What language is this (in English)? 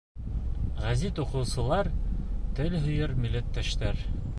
Bashkir